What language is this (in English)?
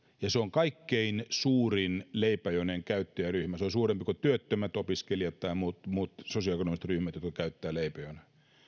Finnish